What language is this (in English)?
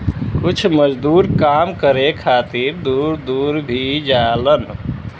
Bhojpuri